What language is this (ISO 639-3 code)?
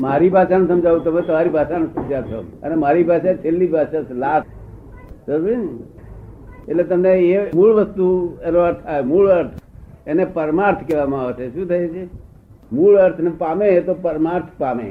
guj